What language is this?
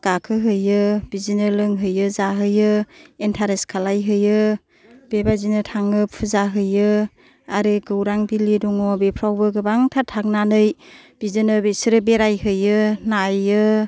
Bodo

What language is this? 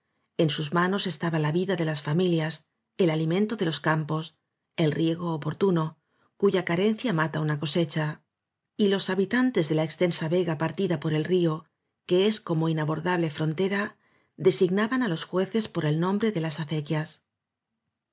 Spanish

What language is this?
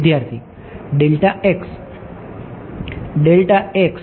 Gujarati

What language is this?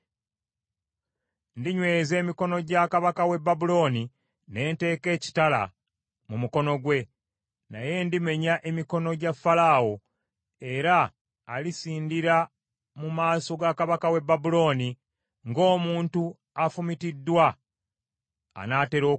Ganda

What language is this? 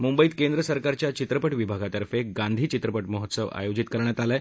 Marathi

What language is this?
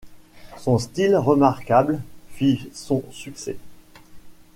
French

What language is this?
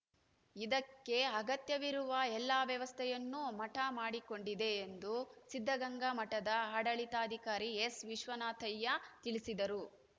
Kannada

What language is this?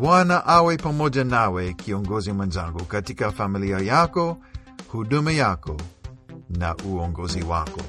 Swahili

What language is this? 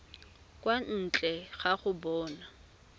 Tswana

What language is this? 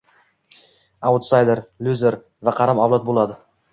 Uzbek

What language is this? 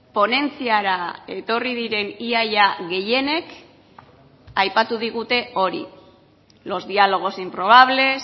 Basque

